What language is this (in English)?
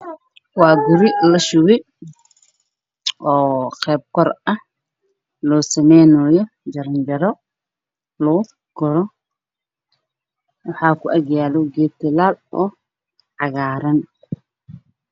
Somali